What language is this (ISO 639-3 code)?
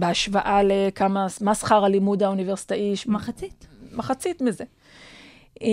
heb